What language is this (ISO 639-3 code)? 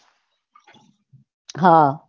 guj